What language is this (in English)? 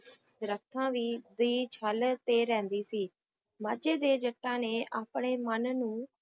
Punjabi